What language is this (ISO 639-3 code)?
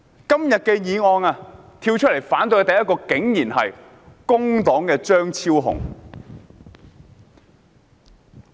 yue